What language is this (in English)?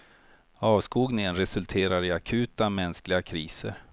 Swedish